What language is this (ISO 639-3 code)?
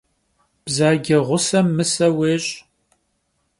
kbd